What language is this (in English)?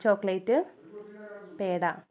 Malayalam